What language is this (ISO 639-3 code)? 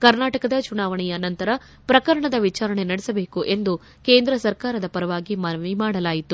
kan